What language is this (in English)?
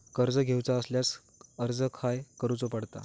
Marathi